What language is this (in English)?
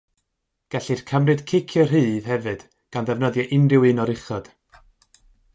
Welsh